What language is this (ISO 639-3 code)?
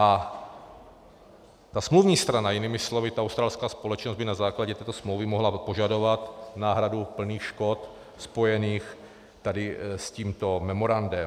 ces